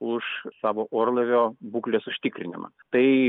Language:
Lithuanian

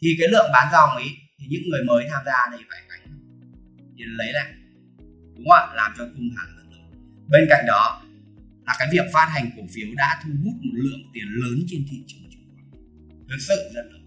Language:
Vietnamese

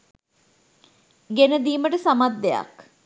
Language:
Sinhala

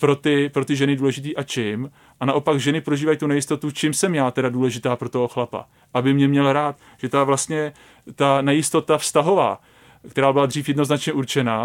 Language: Czech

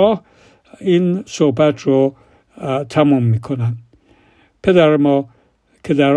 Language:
Persian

